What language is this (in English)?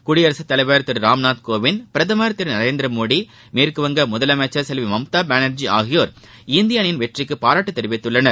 Tamil